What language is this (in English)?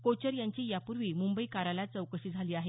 Marathi